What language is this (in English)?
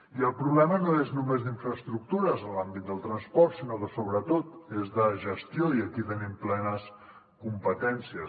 Catalan